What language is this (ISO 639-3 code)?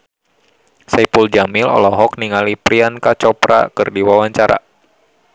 sun